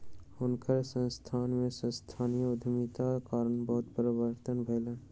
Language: Maithili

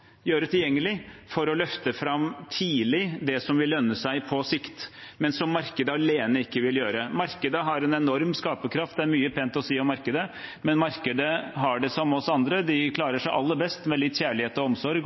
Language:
Norwegian Bokmål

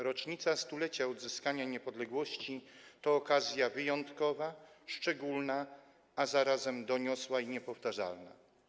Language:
Polish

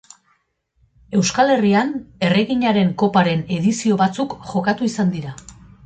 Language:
Basque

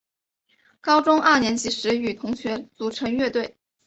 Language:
Chinese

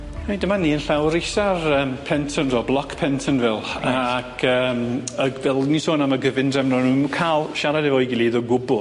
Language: Welsh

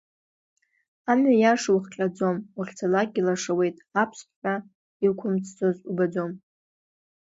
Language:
Abkhazian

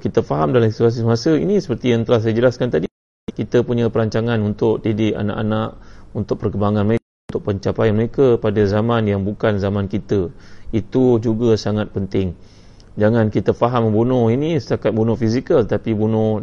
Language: Malay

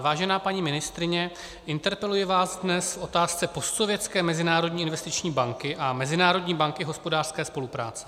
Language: Czech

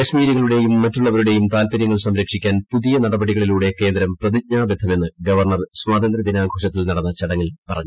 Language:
Malayalam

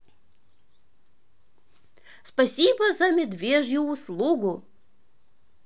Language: Russian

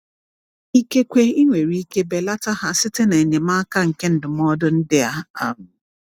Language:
Igbo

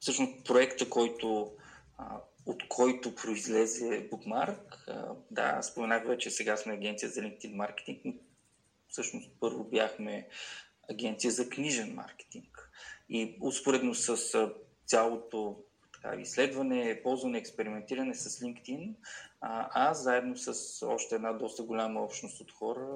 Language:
Bulgarian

